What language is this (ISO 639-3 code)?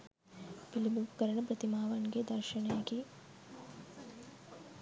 sin